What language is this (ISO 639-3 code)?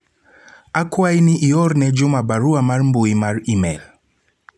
luo